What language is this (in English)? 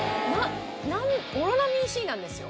Japanese